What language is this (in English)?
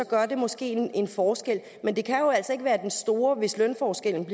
Danish